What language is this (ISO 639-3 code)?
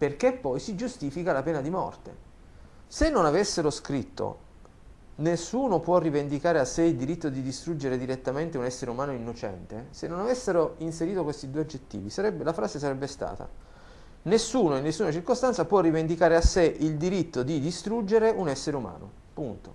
ita